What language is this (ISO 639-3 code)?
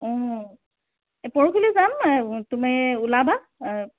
asm